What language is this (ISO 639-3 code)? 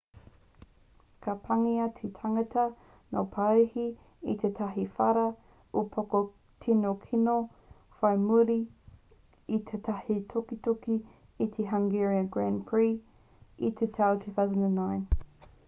mri